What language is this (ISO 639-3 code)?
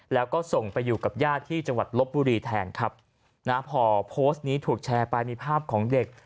tha